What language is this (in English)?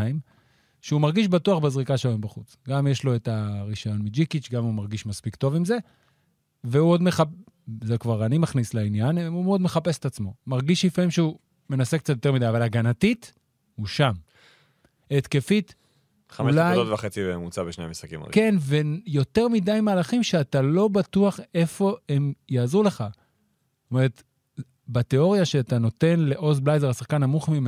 Hebrew